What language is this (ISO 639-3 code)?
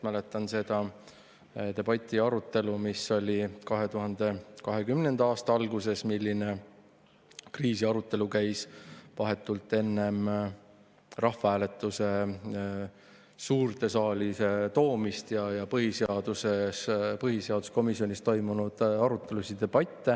est